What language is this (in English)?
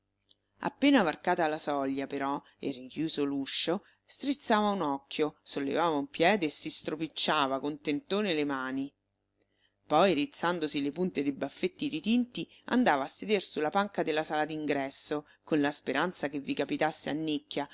Italian